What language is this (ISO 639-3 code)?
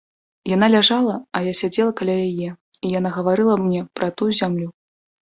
bel